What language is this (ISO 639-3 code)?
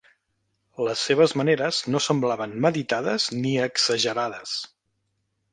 cat